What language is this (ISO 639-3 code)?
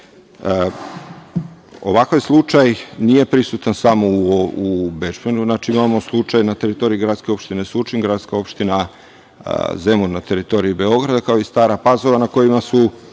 srp